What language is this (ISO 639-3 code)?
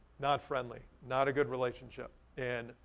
eng